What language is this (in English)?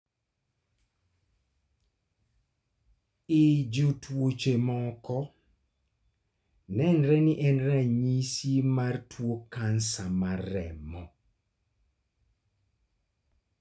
Luo (Kenya and Tanzania)